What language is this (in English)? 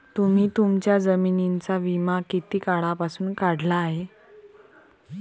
Marathi